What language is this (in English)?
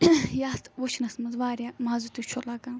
Kashmiri